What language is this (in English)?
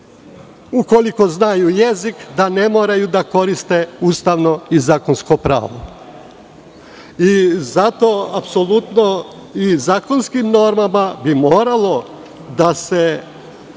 Serbian